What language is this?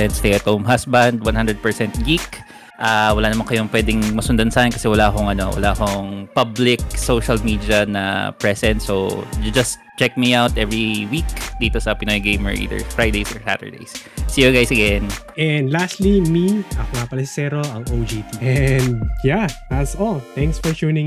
Filipino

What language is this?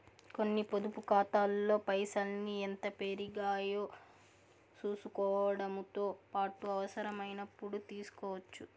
Telugu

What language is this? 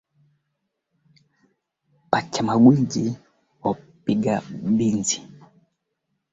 Swahili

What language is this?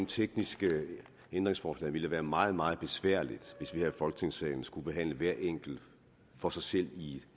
Danish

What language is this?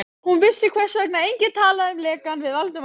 Icelandic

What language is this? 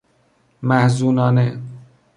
Persian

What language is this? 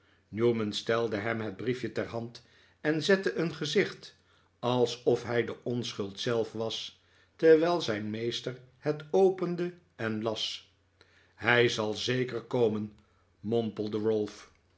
Dutch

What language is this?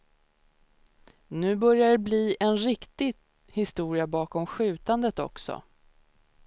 Swedish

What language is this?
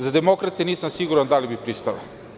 Serbian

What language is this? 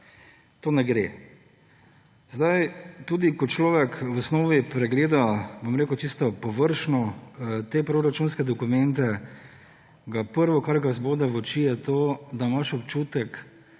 Slovenian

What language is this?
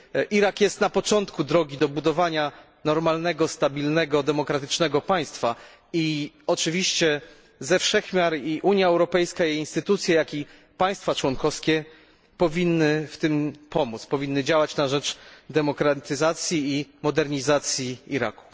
Polish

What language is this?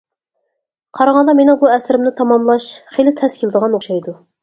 Uyghur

